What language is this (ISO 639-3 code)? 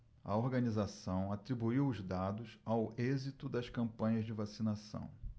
por